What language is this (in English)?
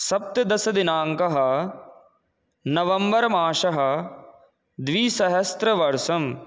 Sanskrit